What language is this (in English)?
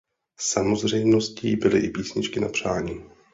Czech